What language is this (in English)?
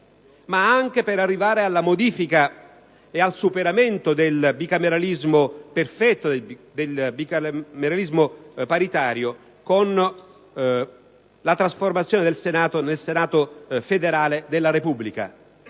Italian